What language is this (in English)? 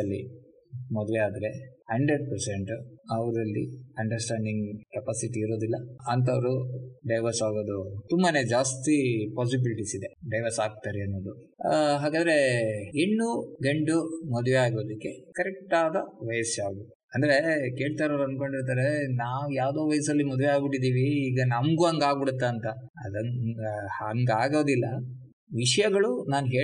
Kannada